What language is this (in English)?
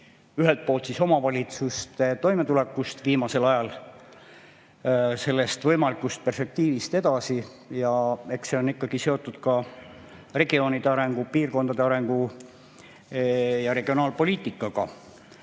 Estonian